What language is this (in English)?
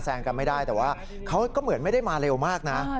Thai